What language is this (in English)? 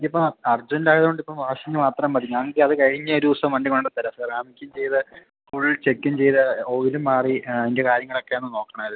Malayalam